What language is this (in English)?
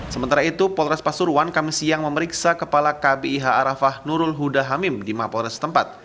Indonesian